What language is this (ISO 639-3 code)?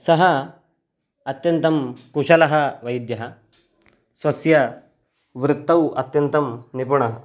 san